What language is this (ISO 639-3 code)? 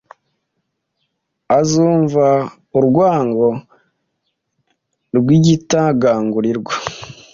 kin